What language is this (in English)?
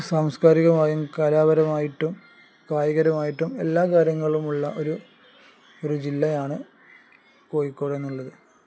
Malayalam